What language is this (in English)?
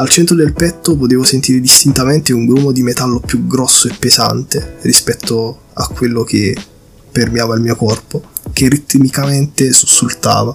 Italian